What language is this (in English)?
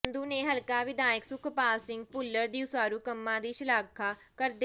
Punjabi